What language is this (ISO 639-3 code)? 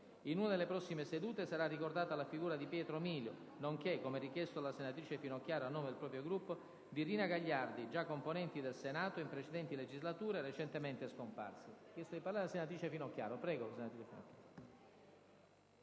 ita